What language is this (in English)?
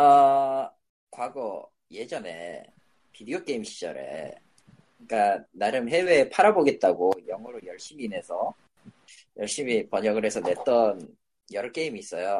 Korean